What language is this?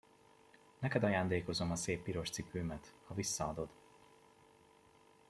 Hungarian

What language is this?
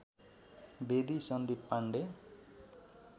Nepali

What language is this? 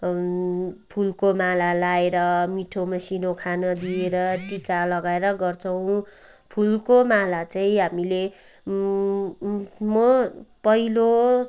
Nepali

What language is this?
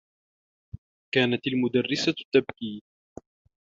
Arabic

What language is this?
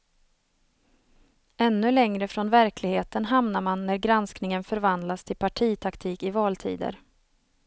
Swedish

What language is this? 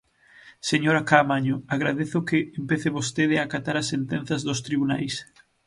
Galician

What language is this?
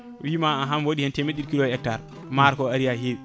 Fula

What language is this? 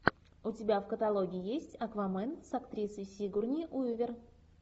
Russian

